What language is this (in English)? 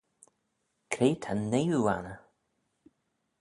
Manx